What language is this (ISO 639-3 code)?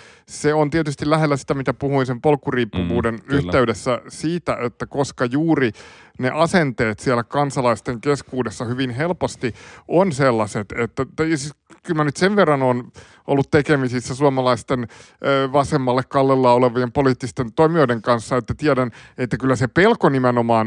fin